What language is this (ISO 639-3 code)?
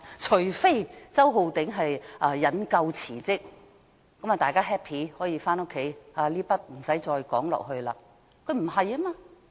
yue